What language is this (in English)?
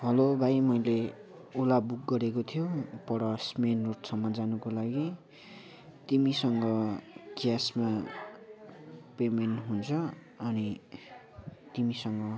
Nepali